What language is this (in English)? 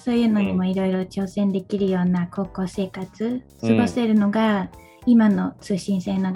Japanese